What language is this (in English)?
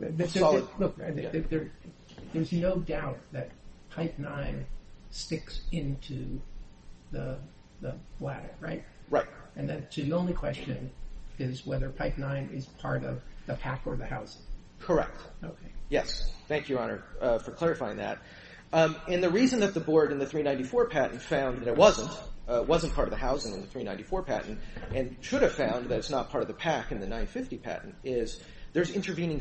English